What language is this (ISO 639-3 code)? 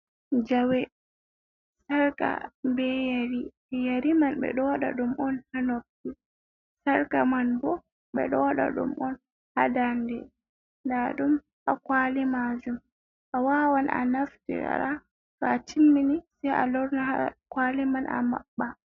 ful